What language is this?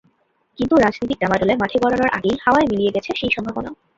Bangla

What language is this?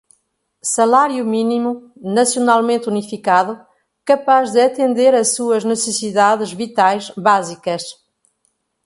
Portuguese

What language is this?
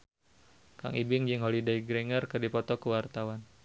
Sundanese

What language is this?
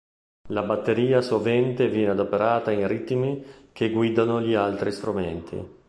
Italian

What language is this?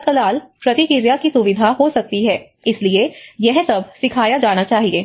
Hindi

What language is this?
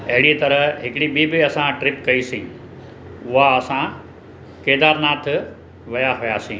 Sindhi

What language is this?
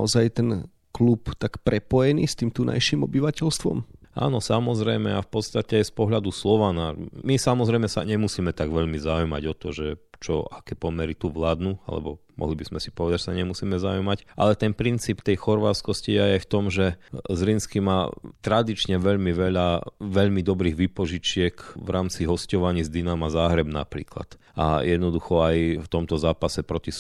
Slovak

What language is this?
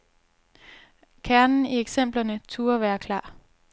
Danish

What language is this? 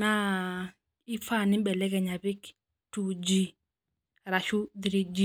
Masai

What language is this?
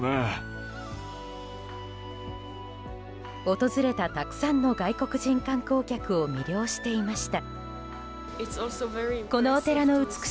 Japanese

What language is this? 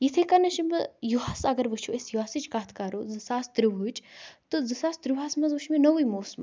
Kashmiri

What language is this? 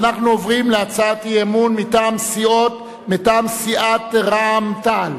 Hebrew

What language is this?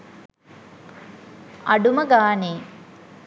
Sinhala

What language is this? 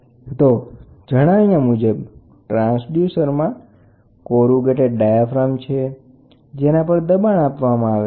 Gujarati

